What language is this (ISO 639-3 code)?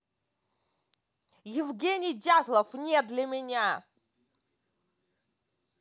rus